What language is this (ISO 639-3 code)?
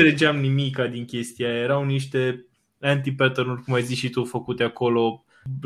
ron